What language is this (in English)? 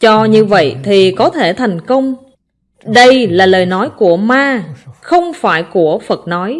Vietnamese